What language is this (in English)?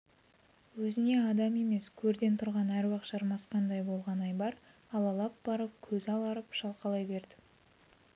Kazakh